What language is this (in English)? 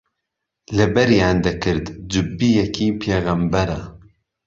Central Kurdish